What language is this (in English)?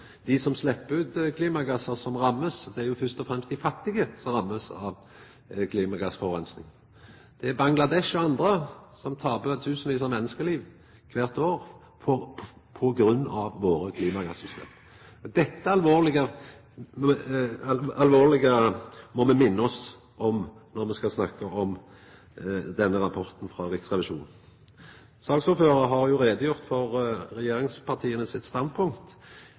Norwegian Nynorsk